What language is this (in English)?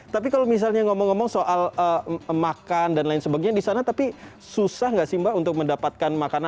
Indonesian